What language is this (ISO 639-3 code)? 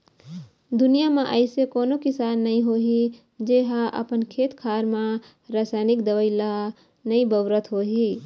hne